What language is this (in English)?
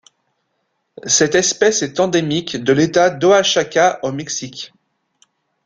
French